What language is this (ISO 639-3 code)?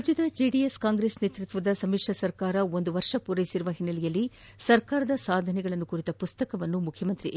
kan